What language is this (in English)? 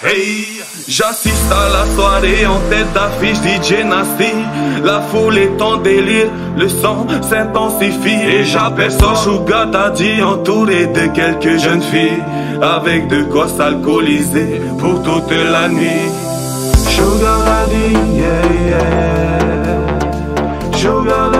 Romanian